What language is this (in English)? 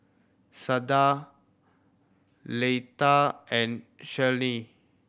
English